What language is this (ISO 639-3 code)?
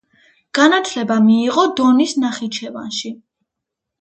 kat